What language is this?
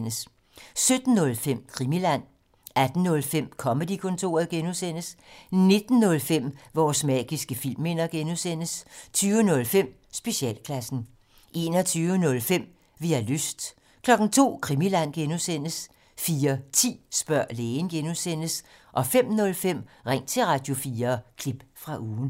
Danish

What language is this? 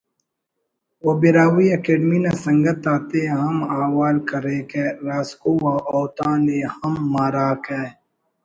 Brahui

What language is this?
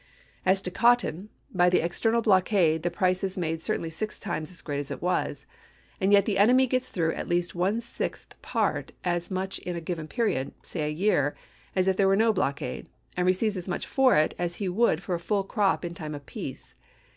English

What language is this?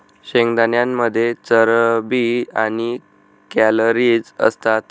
Marathi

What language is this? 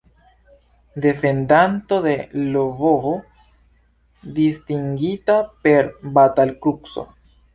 Esperanto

